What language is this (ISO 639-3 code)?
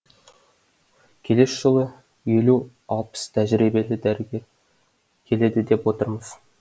kaz